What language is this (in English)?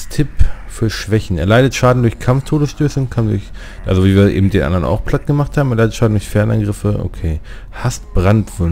German